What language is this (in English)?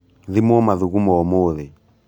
Kikuyu